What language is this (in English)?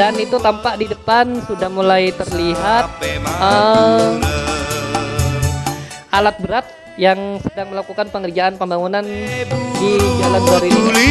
Indonesian